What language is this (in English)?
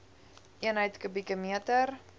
Afrikaans